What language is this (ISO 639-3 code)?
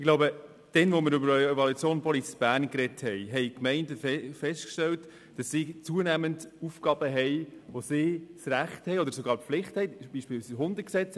gsw